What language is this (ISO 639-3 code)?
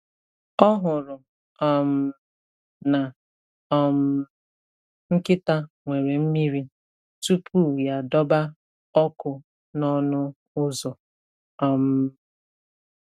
ibo